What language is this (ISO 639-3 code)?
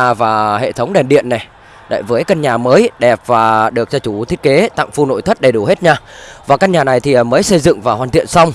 vie